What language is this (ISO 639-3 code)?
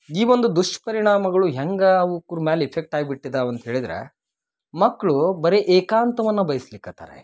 kan